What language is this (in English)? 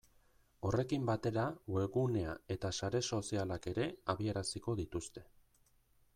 Basque